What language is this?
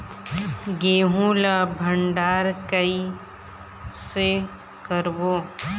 Chhattisgarhi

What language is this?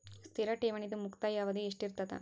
Kannada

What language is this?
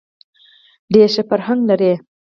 Pashto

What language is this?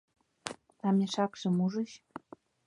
Mari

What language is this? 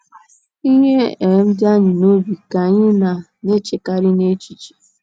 Igbo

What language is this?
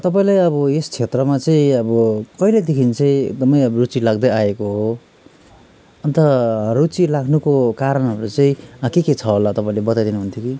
Nepali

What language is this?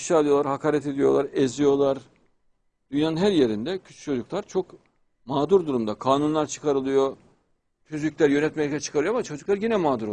Turkish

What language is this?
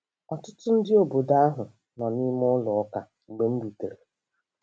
Igbo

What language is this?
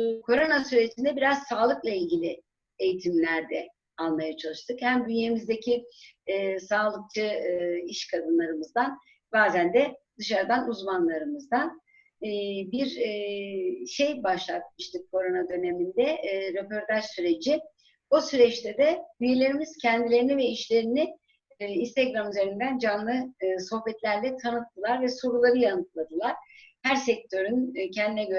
Turkish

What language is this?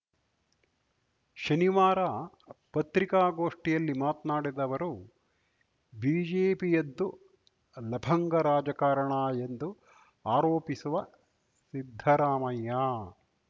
Kannada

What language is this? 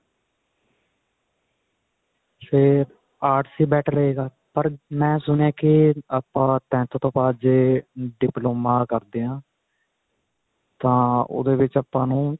Punjabi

